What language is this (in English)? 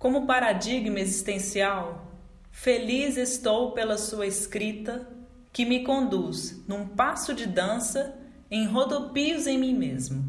Portuguese